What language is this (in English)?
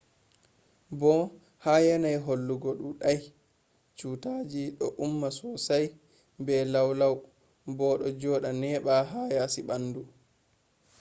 Fula